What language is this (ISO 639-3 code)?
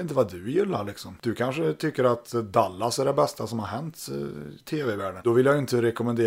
swe